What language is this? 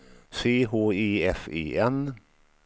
Swedish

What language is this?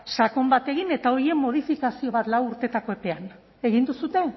Basque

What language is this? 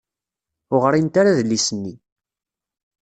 Kabyle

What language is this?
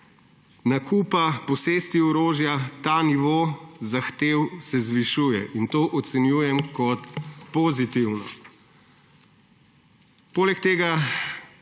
Slovenian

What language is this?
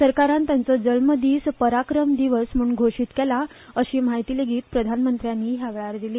Konkani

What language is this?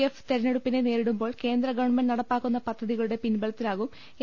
Malayalam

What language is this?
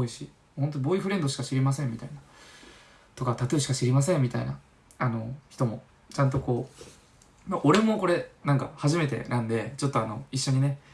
Japanese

